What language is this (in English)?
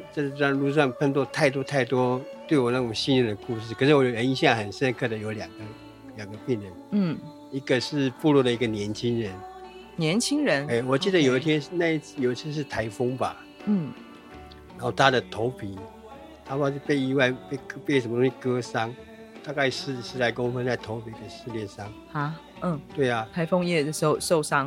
Chinese